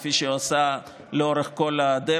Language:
Hebrew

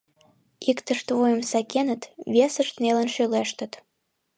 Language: Mari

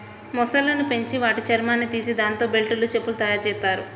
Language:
Telugu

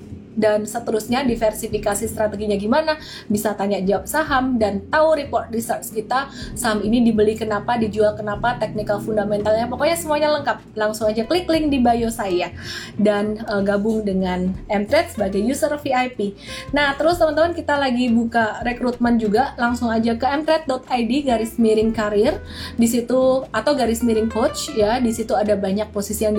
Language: Indonesian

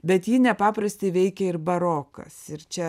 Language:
Lithuanian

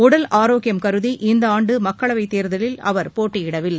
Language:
Tamil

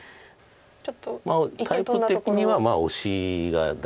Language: Japanese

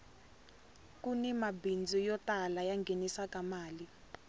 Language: Tsonga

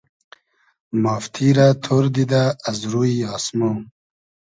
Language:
Hazaragi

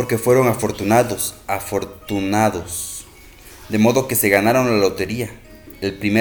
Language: Spanish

